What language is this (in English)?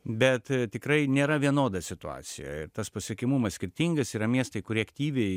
Lithuanian